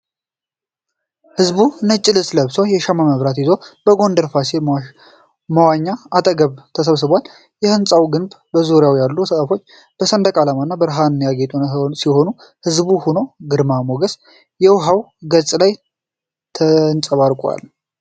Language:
Amharic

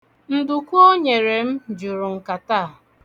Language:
Igbo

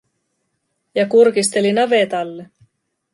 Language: Finnish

